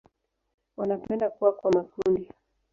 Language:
Swahili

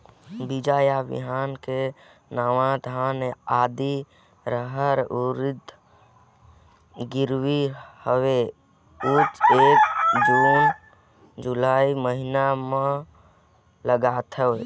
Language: Chhattisgarhi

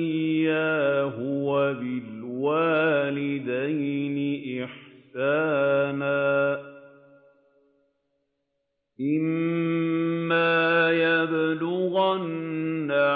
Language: Arabic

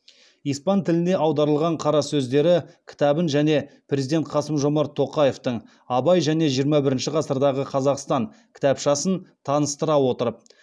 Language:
Kazakh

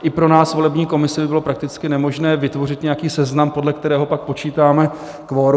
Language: Czech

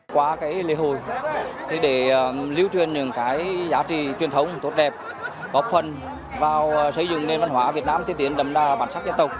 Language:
Vietnamese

